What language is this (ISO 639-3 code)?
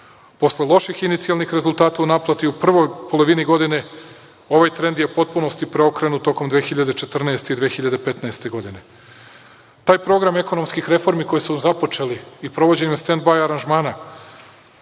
srp